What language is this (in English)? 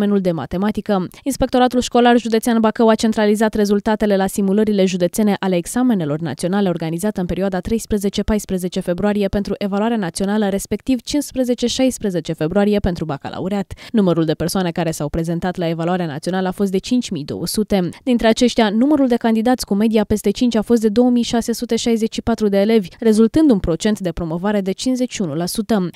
Romanian